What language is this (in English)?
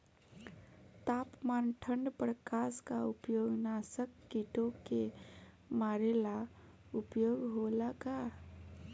Bhojpuri